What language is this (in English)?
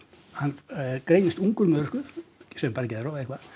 Icelandic